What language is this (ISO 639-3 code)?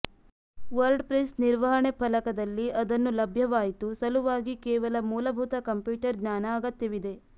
kan